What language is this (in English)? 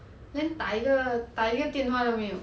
English